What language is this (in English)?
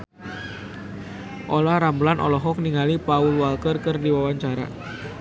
Sundanese